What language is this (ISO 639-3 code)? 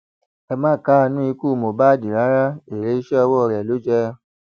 yor